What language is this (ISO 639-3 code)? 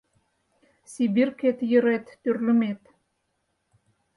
chm